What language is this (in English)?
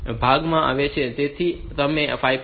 Gujarati